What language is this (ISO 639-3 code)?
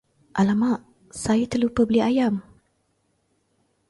msa